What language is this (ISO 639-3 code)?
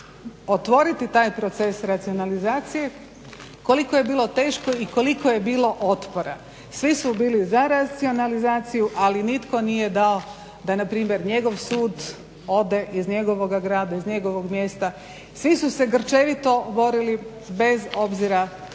hrv